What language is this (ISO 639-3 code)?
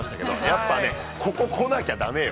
jpn